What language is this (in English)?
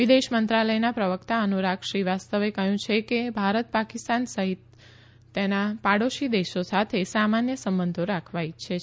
Gujarati